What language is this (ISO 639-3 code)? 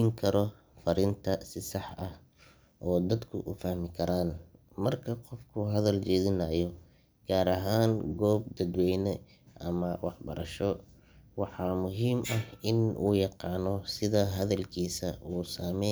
som